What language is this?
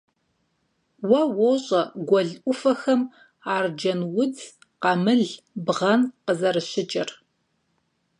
Kabardian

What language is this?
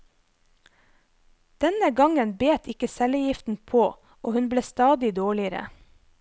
Norwegian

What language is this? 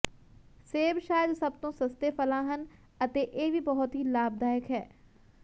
Punjabi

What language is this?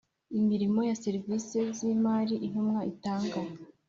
Kinyarwanda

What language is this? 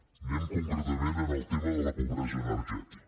Catalan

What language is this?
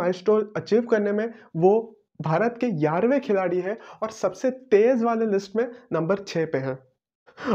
Hindi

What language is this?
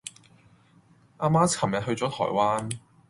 Cantonese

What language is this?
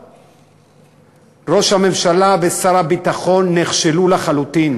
Hebrew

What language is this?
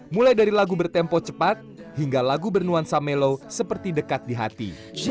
Indonesian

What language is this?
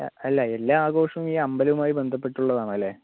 Malayalam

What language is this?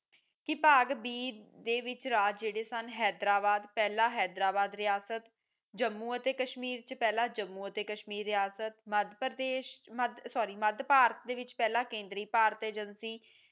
Punjabi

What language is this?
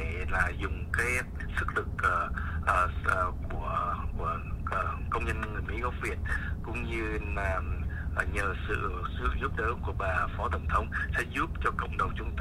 Vietnamese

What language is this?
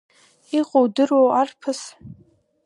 Abkhazian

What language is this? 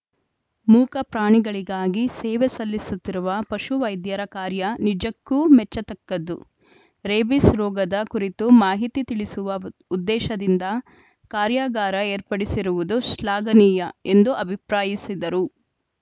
Kannada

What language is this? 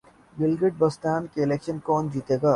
Urdu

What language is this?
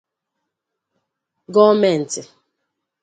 Igbo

